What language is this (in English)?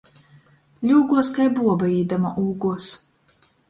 Latgalian